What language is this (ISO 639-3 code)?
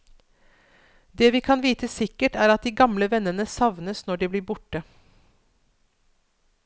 nor